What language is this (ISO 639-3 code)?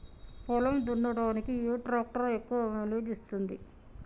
tel